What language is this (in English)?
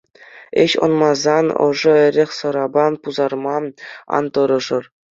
Chuvash